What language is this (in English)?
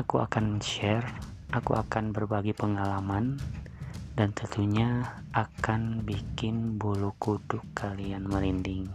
Indonesian